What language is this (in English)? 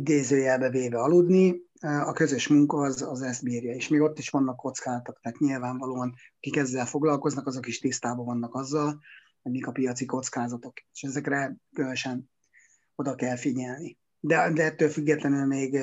Hungarian